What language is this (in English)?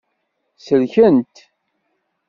Kabyle